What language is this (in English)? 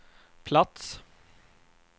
Swedish